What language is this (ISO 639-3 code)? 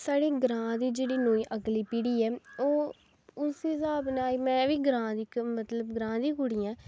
doi